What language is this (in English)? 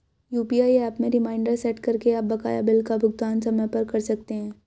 Hindi